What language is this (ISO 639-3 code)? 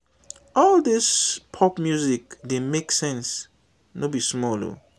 pcm